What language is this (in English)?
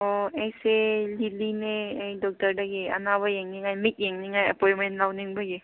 Manipuri